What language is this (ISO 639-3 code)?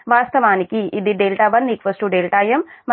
tel